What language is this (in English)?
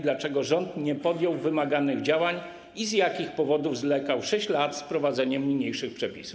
Polish